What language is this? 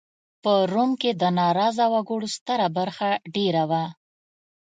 Pashto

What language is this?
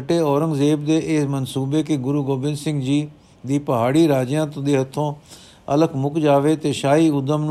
Punjabi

